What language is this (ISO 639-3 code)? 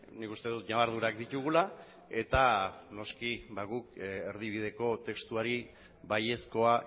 eus